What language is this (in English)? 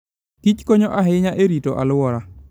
Luo (Kenya and Tanzania)